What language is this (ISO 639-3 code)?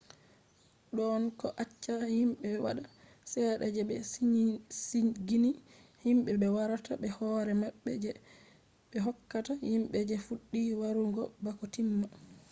ful